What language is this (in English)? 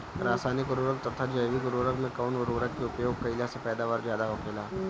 Bhojpuri